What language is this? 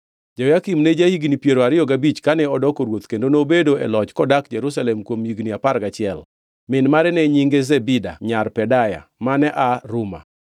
Luo (Kenya and Tanzania)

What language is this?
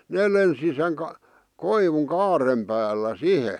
Finnish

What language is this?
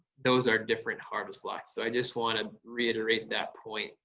English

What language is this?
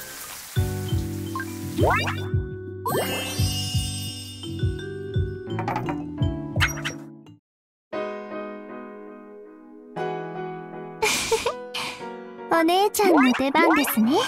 Japanese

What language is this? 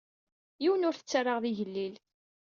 Kabyle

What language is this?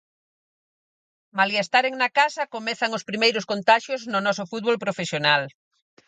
Galician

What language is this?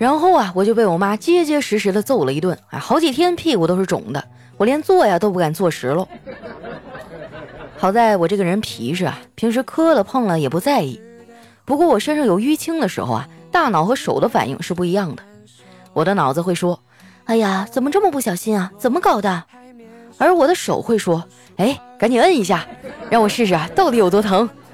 Chinese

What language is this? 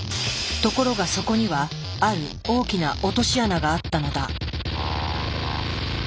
Japanese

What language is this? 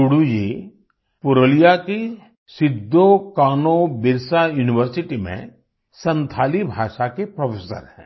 Hindi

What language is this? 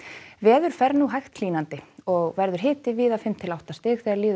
Icelandic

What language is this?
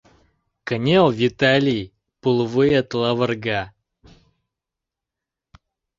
Mari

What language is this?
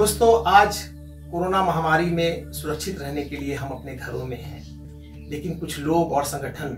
Hindi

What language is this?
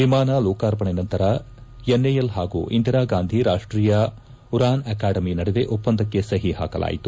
Kannada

